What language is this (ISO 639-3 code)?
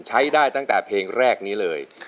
tha